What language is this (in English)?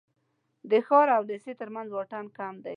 Pashto